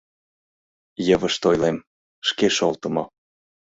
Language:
Mari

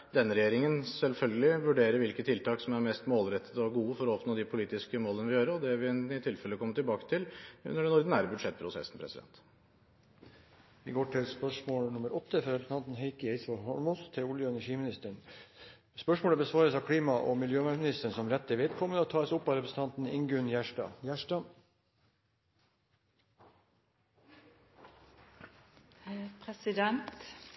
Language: Norwegian Bokmål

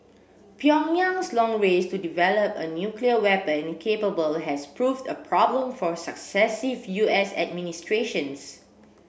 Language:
English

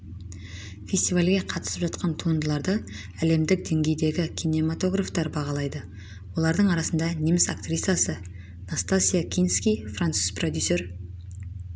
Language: Kazakh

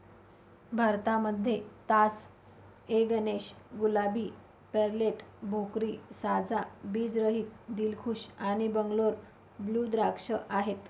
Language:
Marathi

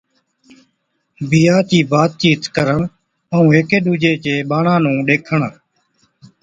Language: Od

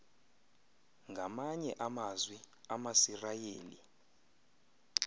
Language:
Xhosa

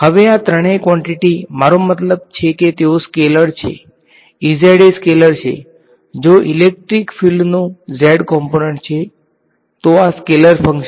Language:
Gujarati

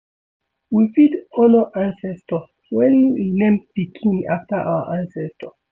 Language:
Nigerian Pidgin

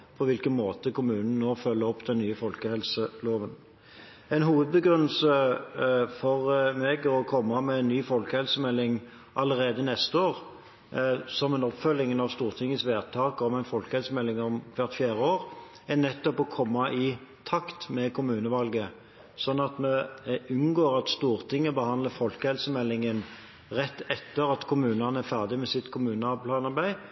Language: Norwegian Bokmål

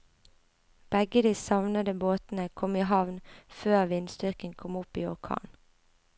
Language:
Norwegian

